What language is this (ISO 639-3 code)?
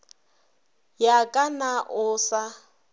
nso